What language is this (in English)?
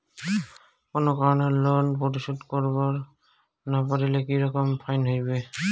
Bangla